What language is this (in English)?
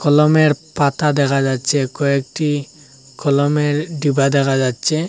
Bangla